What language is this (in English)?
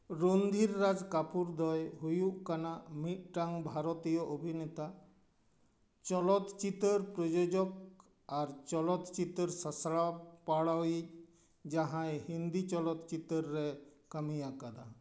Santali